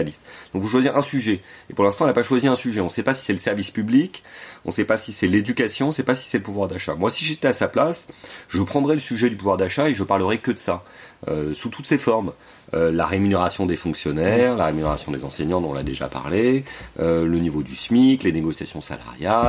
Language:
French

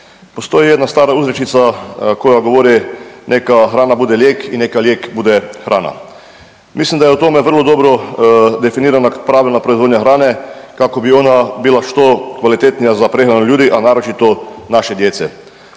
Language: Croatian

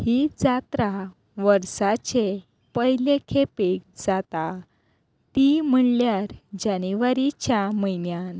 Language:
Konkani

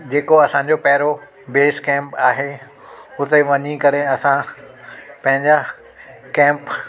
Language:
Sindhi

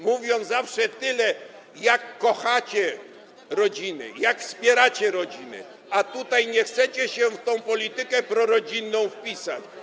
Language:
Polish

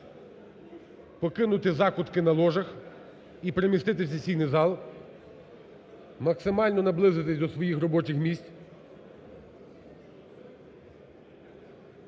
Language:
Ukrainian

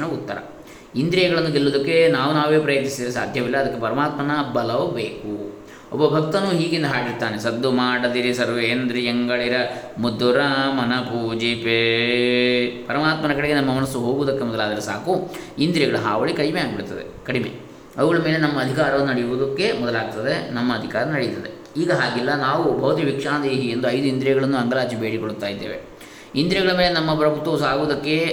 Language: Kannada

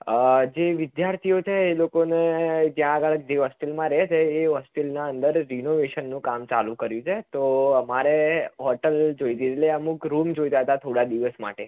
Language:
Gujarati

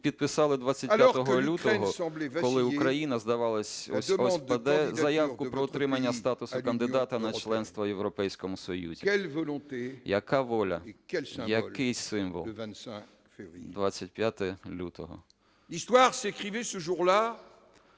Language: Ukrainian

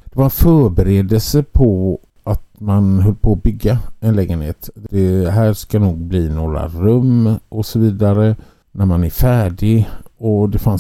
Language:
Swedish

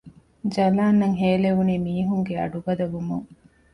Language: Divehi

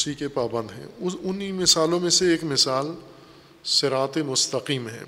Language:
Urdu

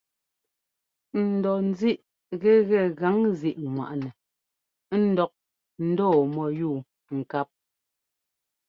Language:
Ngomba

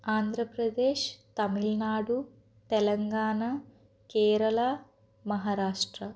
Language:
Telugu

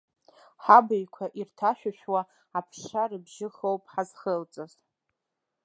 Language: Abkhazian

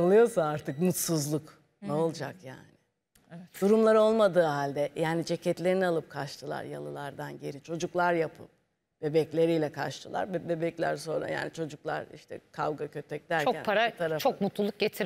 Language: Turkish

